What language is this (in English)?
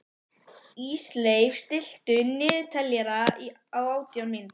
Icelandic